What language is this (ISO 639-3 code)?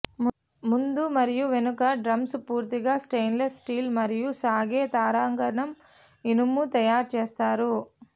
tel